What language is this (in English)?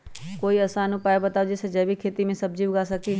Magahi